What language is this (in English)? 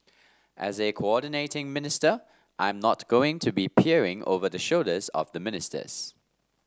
English